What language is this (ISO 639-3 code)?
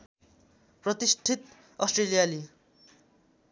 nep